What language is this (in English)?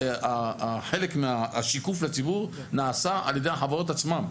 Hebrew